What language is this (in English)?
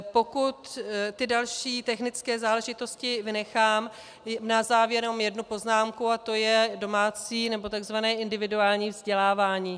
Czech